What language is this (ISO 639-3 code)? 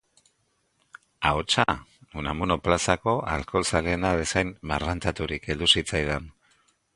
eus